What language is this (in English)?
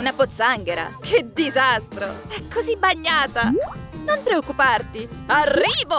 Italian